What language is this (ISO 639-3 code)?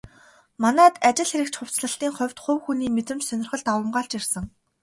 mon